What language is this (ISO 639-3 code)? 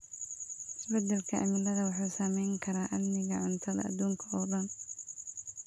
som